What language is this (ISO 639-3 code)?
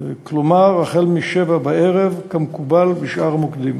heb